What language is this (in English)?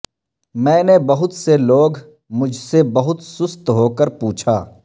Urdu